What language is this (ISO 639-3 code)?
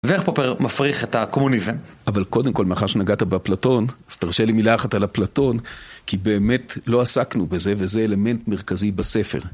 heb